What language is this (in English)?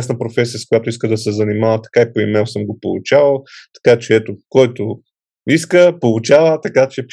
Bulgarian